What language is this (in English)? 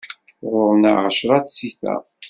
Kabyle